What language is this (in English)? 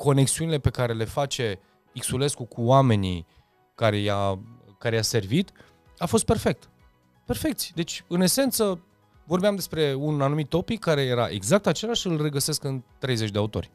Romanian